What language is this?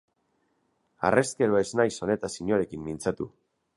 Basque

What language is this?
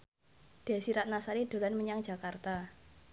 Javanese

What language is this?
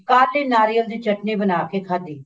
Punjabi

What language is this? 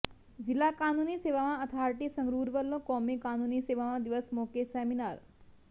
Punjabi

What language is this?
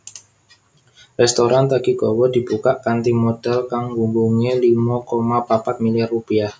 Javanese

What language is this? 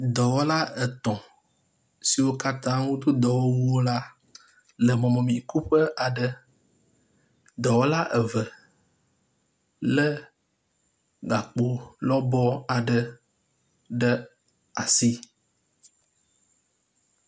Ewe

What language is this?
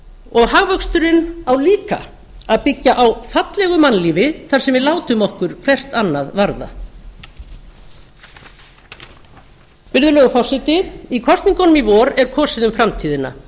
Icelandic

